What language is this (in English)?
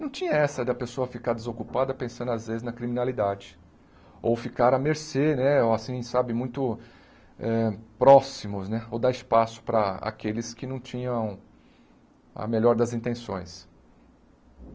Portuguese